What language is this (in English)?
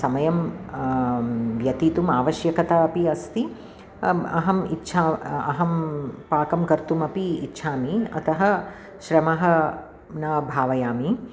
Sanskrit